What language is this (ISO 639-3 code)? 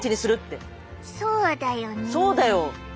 jpn